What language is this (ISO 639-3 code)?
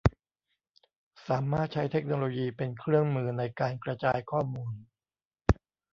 tha